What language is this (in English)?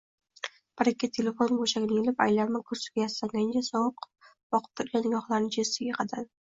Uzbek